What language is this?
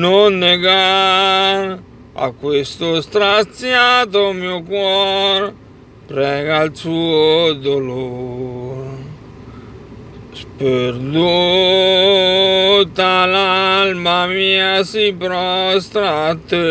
Italian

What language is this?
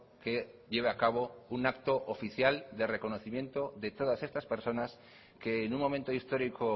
Spanish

